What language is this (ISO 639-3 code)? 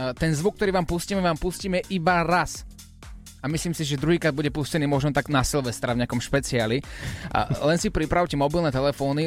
slk